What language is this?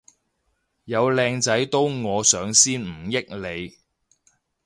Cantonese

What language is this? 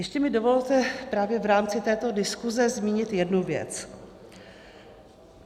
Czech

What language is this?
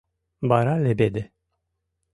Mari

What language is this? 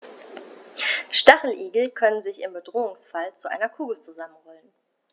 German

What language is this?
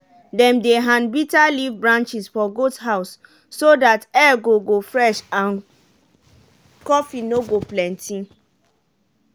Nigerian Pidgin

